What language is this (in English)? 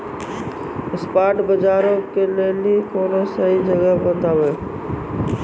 Maithili